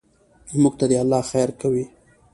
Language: Pashto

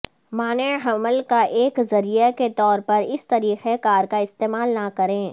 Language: Urdu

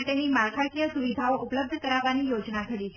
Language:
Gujarati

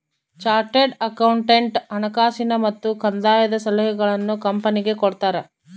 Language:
Kannada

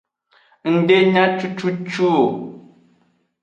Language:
Aja (Benin)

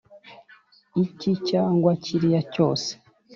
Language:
Kinyarwanda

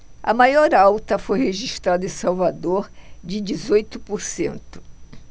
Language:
Portuguese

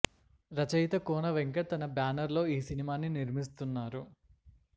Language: Telugu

